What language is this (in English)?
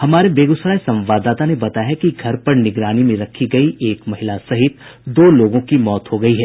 Hindi